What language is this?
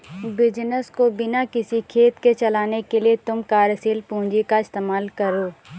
Hindi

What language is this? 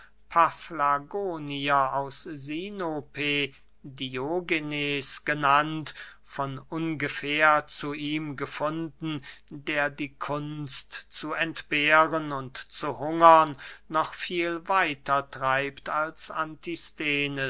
German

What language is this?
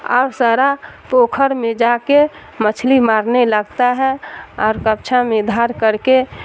Urdu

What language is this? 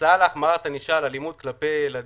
Hebrew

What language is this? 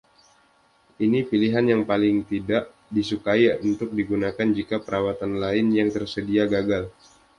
Indonesian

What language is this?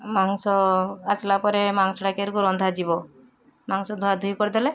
Odia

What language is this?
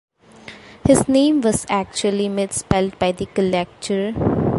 English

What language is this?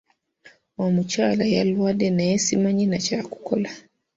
Ganda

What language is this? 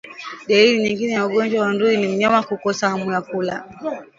Swahili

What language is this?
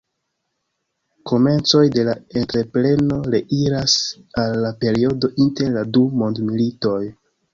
Esperanto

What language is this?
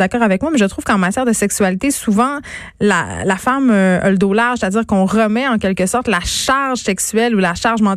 French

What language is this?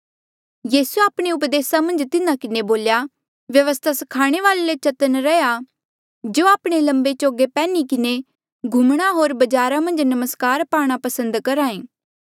Mandeali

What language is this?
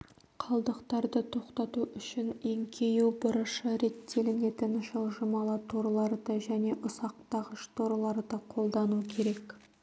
Kazakh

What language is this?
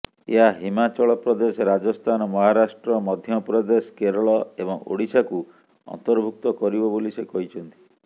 Odia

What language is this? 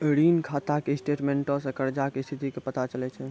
Maithili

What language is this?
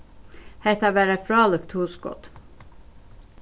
Faroese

